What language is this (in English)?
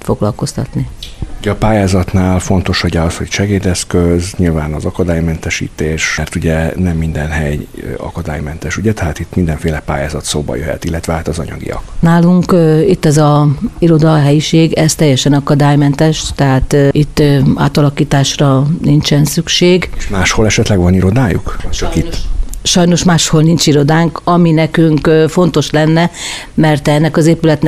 Hungarian